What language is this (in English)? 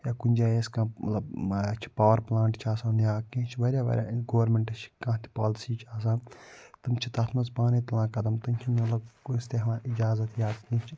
Kashmiri